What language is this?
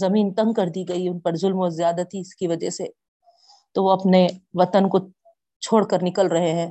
Urdu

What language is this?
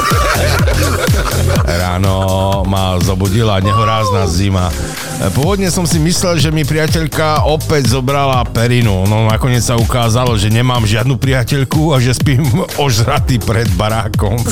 Slovak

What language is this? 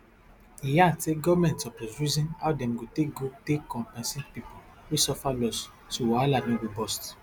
Nigerian Pidgin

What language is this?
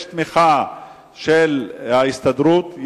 Hebrew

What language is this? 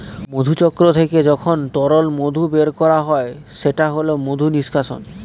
Bangla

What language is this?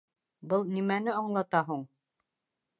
Bashkir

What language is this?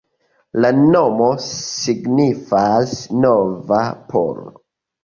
Esperanto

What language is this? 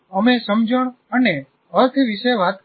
Gujarati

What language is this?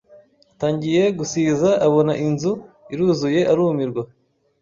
Kinyarwanda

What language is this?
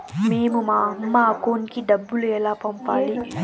Telugu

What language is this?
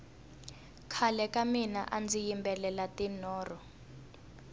Tsonga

